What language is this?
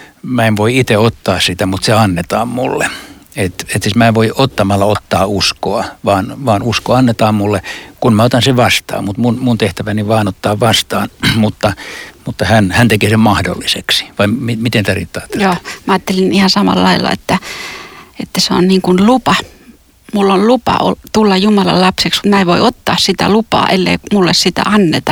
Finnish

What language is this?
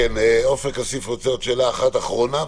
Hebrew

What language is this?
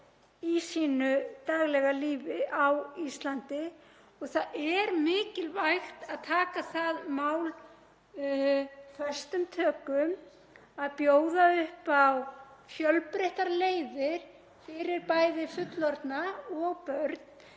Icelandic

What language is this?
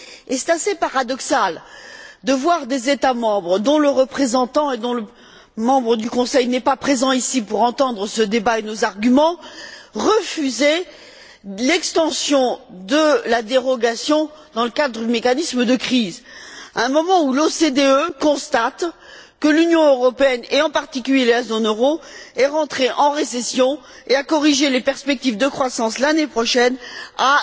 French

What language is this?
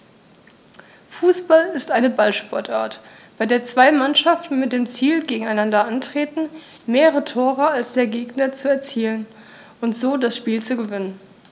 German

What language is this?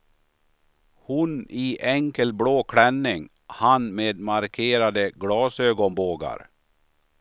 Swedish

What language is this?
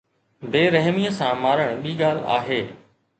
Sindhi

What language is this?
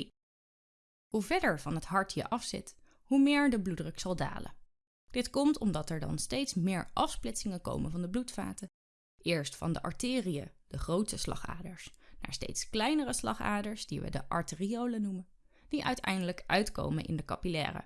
Dutch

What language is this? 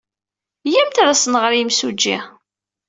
Kabyle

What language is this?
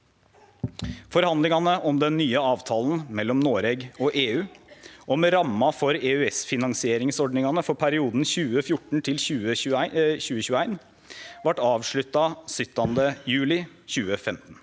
Norwegian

